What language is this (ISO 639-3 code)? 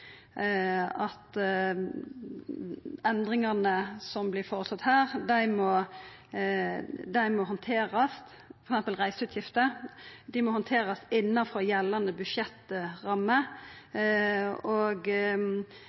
nno